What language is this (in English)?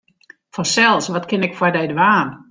Western Frisian